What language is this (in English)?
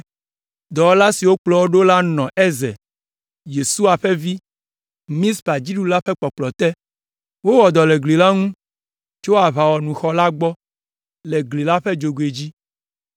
Ewe